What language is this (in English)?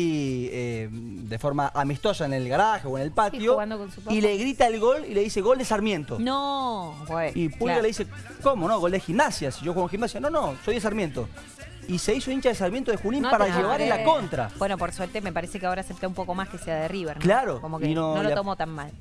Spanish